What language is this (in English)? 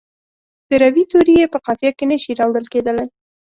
Pashto